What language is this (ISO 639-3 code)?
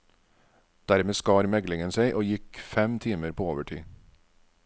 nor